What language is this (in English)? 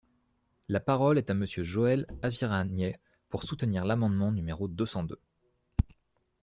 French